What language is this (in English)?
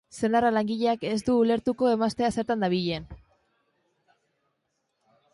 Basque